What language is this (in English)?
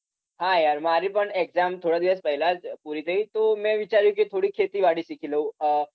Gujarati